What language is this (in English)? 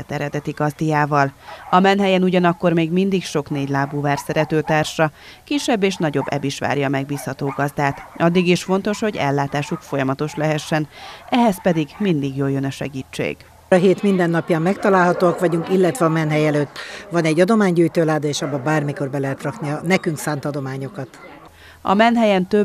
Hungarian